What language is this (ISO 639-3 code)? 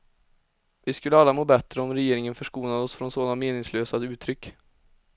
swe